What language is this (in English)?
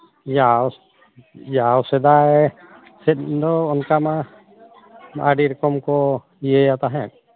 Santali